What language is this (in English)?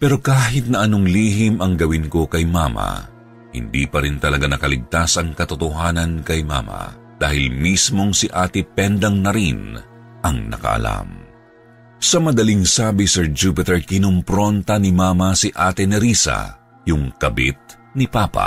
Filipino